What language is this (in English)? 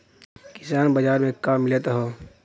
Bhojpuri